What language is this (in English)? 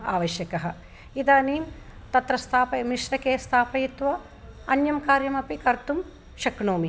Sanskrit